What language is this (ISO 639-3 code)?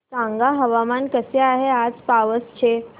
mar